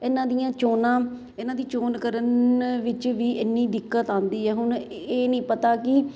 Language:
Punjabi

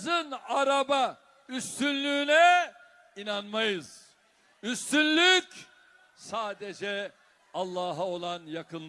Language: Turkish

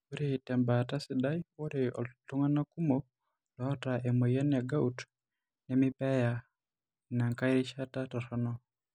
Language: Masai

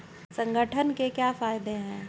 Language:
Hindi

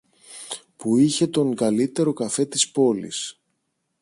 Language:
Greek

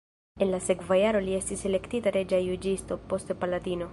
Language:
Esperanto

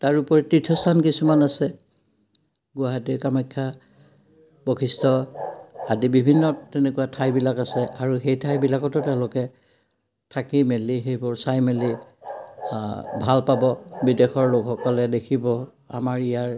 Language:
Assamese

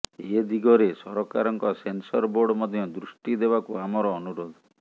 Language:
Odia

